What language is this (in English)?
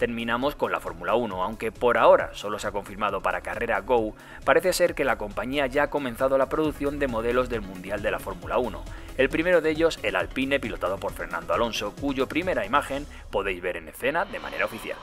Spanish